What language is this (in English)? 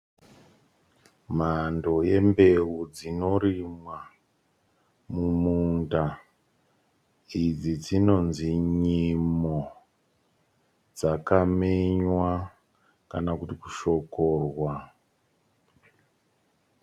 Shona